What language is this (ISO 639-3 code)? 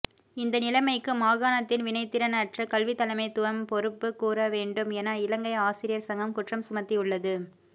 tam